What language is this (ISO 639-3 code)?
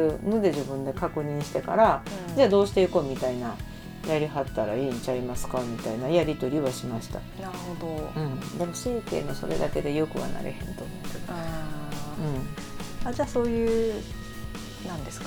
jpn